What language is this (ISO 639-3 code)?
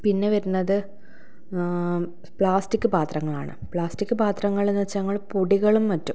mal